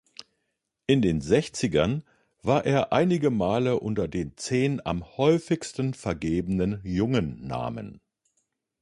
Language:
German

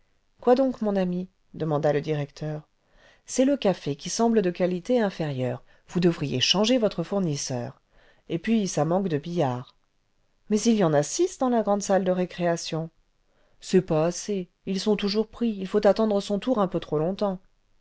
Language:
French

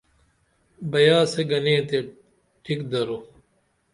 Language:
Dameli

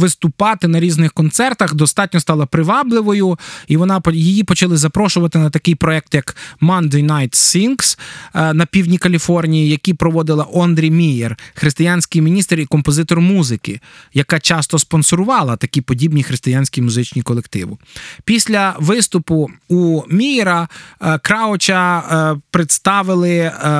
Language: Ukrainian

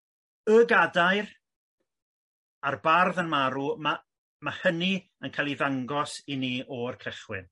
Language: Welsh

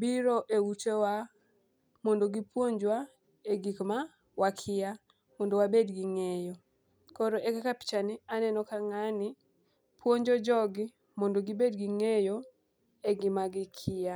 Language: Luo (Kenya and Tanzania)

